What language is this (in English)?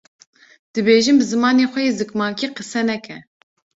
Kurdish